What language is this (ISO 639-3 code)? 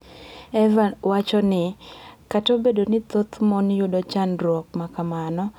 luo